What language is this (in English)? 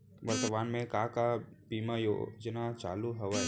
Chhattisgarhi